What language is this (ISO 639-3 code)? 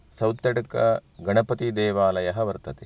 san